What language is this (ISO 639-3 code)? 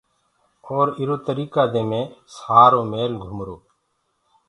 ggg